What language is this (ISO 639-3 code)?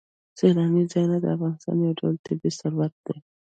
pus